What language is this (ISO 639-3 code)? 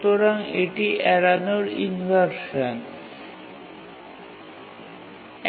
ben